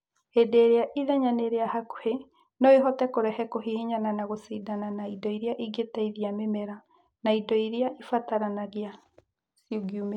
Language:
Kikuyu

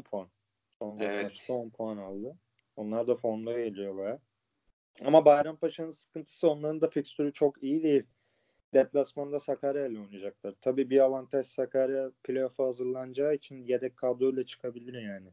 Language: Turkish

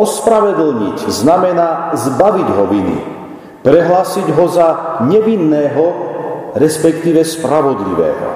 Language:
Slovak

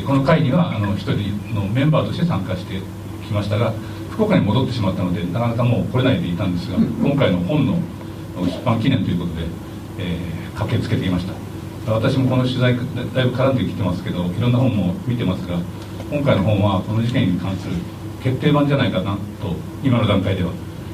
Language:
Japanese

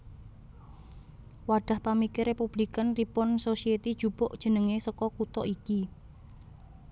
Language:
Javanese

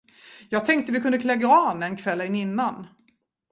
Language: Swedish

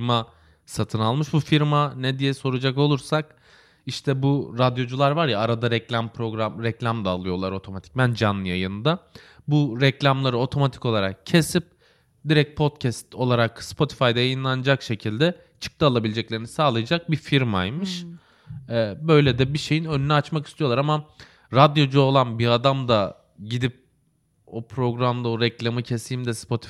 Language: Turkish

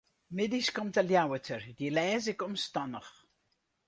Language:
Western Frisian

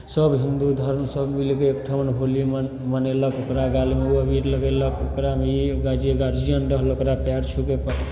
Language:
Maithili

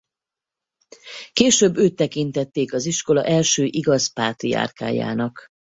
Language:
Hungarian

